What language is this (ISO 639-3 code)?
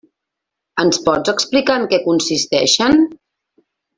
cat